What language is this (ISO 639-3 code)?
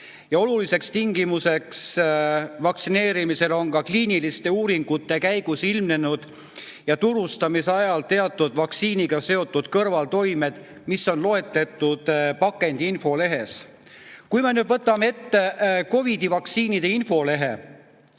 est